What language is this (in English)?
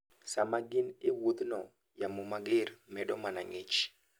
Luo (Kenya and Tanzania)